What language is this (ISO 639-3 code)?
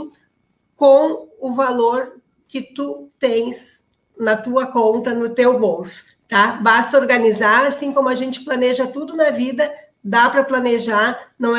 por